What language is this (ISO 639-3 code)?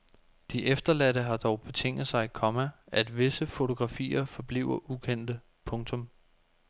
dan